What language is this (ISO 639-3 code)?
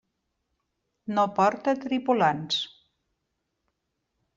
cat